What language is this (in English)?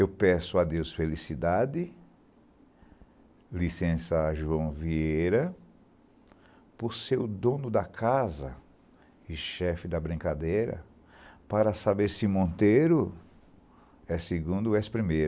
Portuguese